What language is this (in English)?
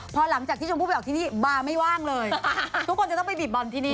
Thai